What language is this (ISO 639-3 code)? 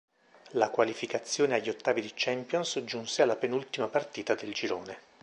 ita